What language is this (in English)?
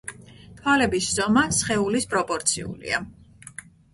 Georgian